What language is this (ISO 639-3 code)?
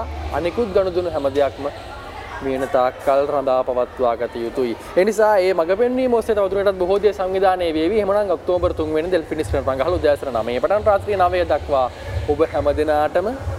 ind